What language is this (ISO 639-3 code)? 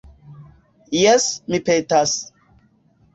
epo